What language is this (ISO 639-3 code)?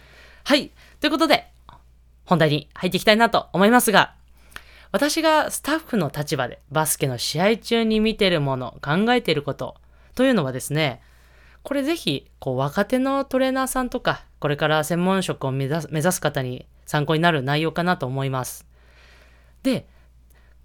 jpn